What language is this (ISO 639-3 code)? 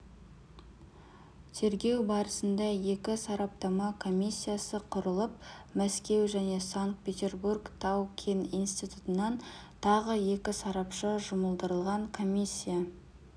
kaz